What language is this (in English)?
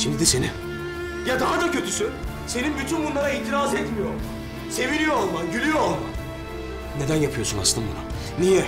Turkish